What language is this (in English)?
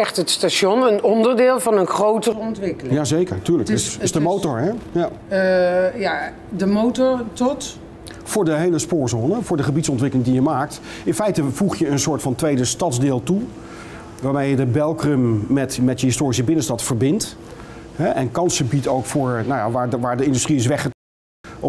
Dutch